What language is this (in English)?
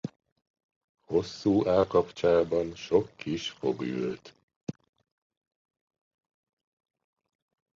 Hungarian